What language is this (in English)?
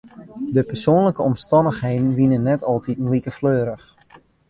Western Frisian